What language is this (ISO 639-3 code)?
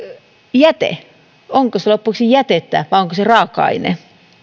fin